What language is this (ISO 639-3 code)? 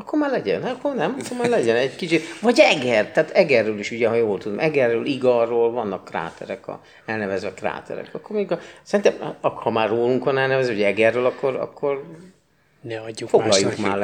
hun